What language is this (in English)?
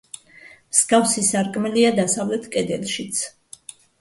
Georgian